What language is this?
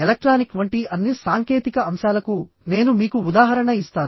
Telugu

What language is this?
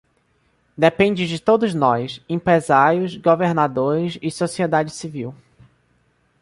Portuguese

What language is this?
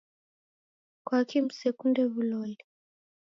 Taita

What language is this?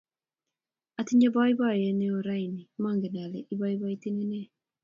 Kalenjin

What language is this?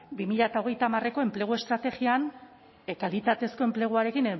Basque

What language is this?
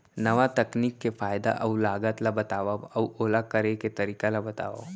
Chhattisgarhi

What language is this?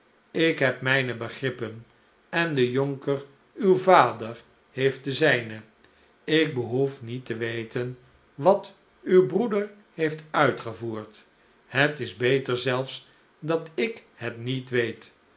Dutch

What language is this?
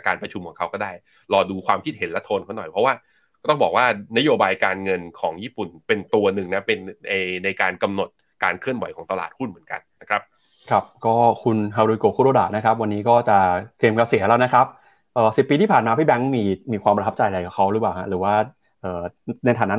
Thai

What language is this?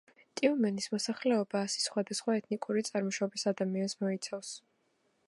Georgian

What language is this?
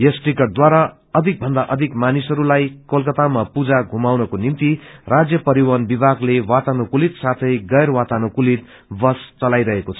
Nepali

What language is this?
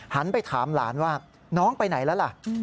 Thai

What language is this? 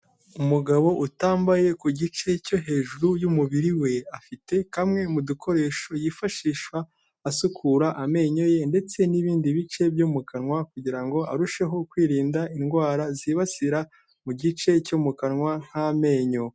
Kinyarwanda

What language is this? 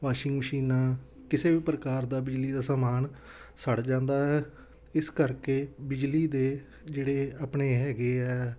Punjabi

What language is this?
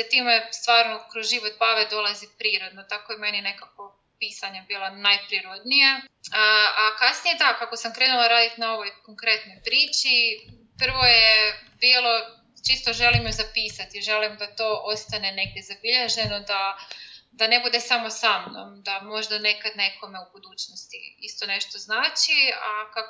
Croatian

